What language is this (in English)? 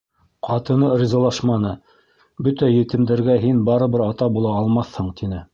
Bashkir